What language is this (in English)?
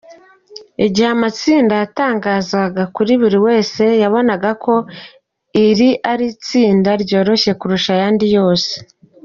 Kinyarwanda